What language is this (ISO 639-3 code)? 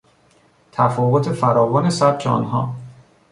fas